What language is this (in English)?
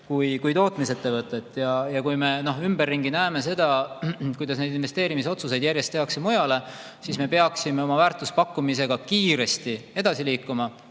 Estonian